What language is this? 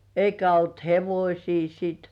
Finnish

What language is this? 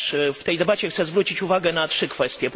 Polish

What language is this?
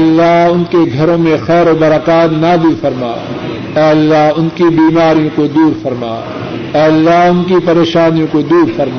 Urdu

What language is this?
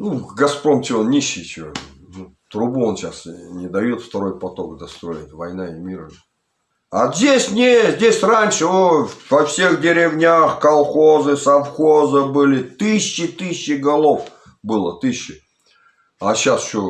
Russian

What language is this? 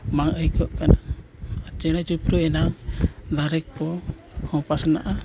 Santali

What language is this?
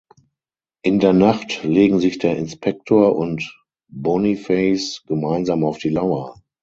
German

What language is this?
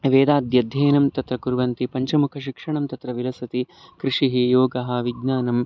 Sanskrit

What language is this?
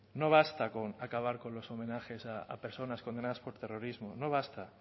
Spanish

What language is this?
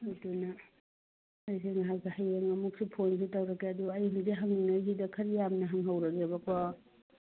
Manipuri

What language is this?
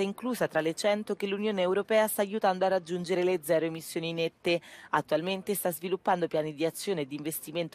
Italian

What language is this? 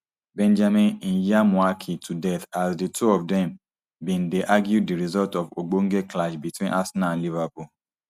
Nigerian Pidgin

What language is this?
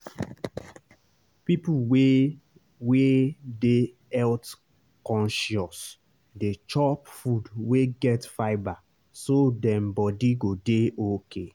Nigerian Pidgin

